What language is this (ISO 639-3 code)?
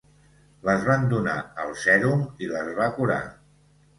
cat